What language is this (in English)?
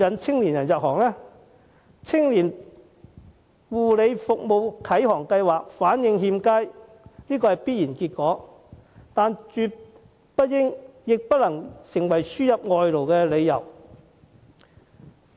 Cantonese